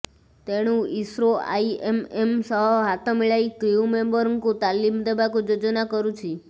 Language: Odia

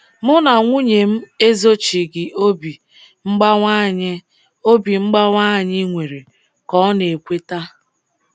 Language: Igbo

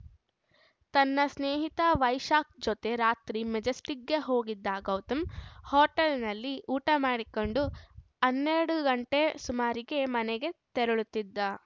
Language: Kannada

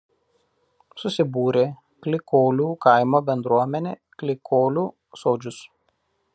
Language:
Lithuanian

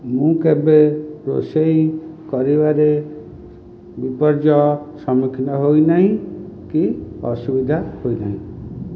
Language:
Odia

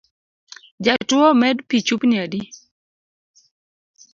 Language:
Luo (Kenya and Tanzania)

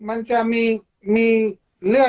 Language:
Thai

